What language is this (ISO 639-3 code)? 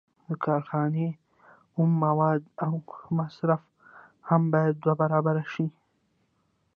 pus